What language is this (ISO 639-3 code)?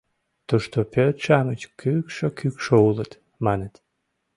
chm